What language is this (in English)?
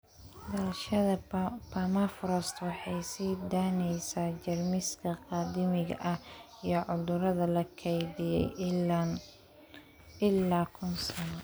Somali